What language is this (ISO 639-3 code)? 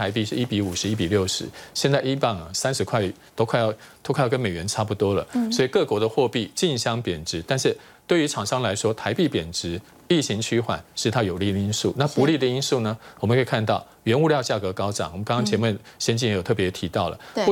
zho